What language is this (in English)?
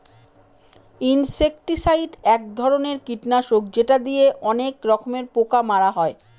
Bangla